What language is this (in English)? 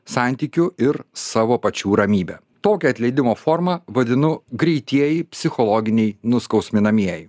Lithuanian